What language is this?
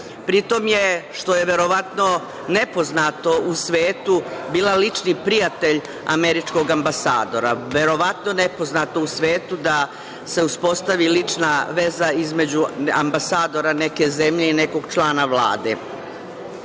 Serbian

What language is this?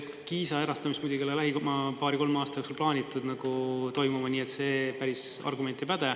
Estonian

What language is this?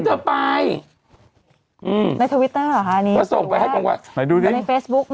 Thai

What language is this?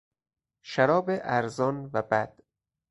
Persian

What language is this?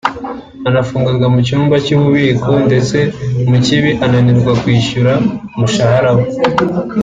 Kinyarwanda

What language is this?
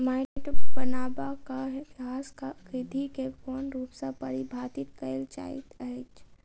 Maithili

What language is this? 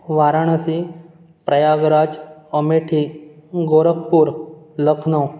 Konkani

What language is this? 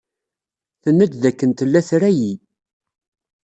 Kabyle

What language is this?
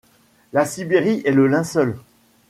French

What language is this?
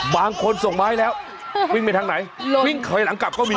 Thai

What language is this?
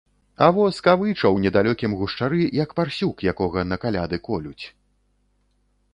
Belarusian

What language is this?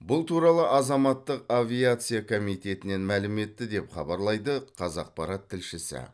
Kazakh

